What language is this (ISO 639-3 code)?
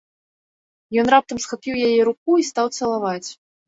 bel